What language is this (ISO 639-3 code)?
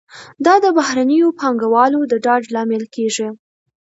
pus